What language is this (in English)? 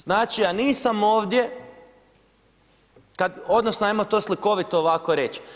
Croatian